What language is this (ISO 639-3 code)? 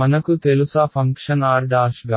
tel